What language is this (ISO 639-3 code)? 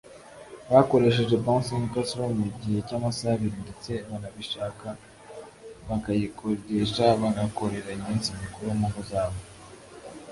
kin